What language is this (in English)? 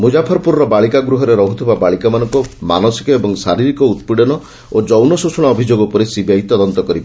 Odia